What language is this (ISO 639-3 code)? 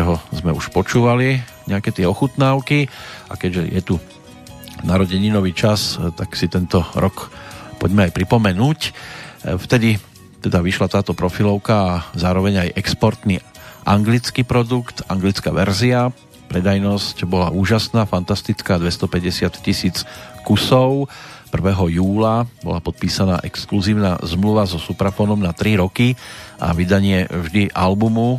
slk